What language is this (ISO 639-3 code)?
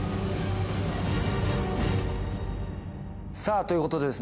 jpn